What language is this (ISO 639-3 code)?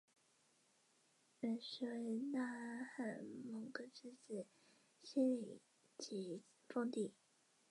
zho